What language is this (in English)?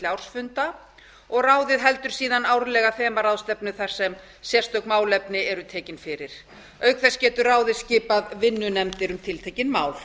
Icelandic